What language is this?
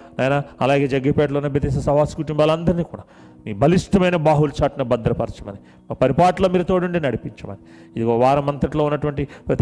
Telugu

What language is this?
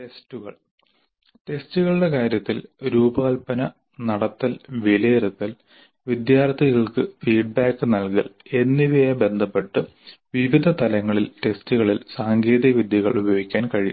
Malayalam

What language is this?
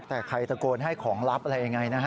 Thai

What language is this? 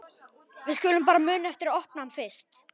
Icelandic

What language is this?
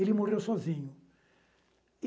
Portuguese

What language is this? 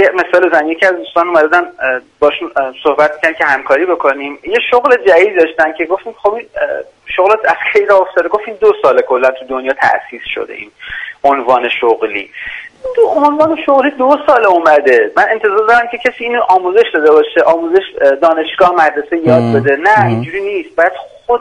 Persian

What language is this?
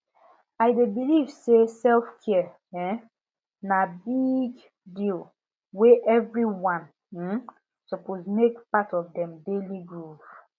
Nigerian Pidgin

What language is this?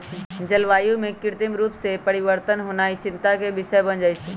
Magahi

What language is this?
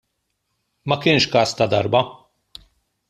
Maltese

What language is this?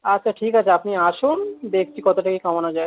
Bangla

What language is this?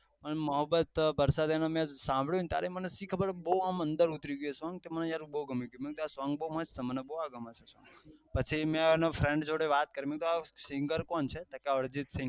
Gujarati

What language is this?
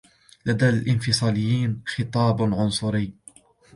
Arabic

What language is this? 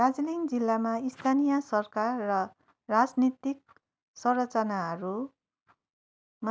Nepali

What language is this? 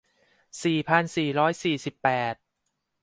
Thai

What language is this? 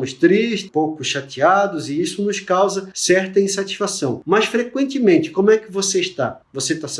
Portuguese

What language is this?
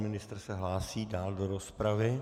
Czech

